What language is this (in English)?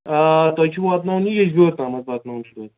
Kashmiri